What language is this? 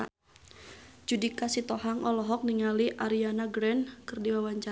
Sundanese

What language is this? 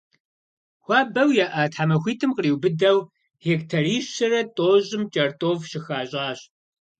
Kabardian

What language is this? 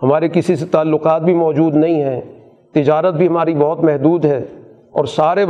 Urdu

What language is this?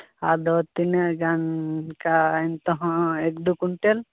Santali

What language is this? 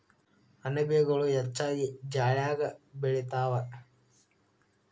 Kannada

